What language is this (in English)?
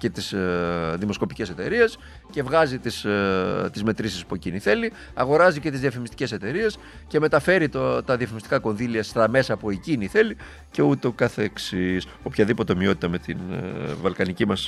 Greek